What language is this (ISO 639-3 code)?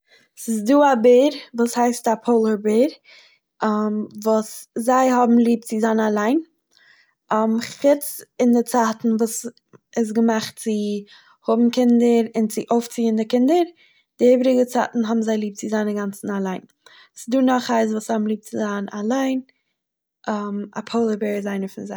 yid